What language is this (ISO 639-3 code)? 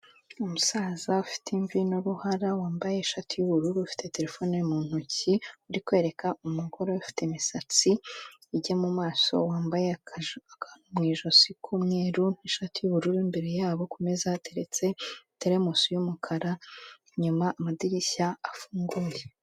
kin